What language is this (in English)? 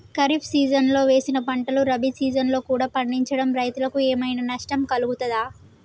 Telugu